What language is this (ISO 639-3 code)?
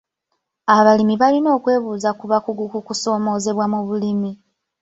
lug